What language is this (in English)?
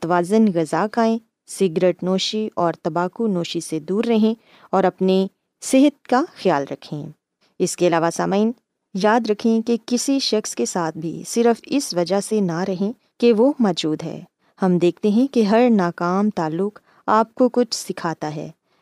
Urdu